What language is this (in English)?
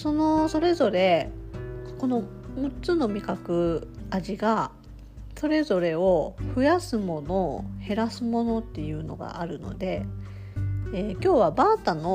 Japanese